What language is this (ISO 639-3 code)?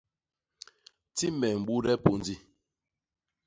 bas